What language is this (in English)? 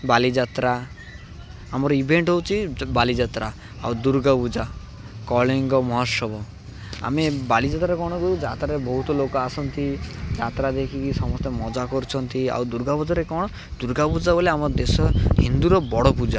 Odia